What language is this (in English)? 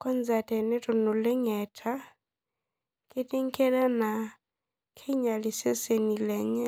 Masai